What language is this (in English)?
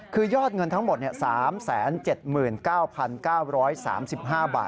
Thai